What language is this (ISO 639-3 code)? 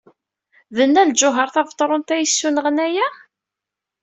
kab